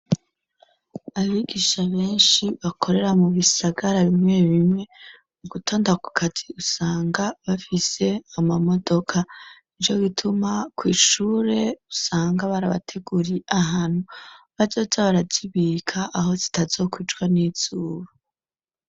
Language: Rundi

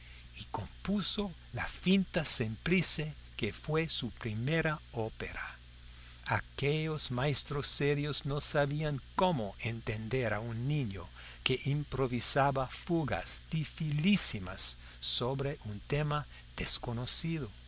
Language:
Spanish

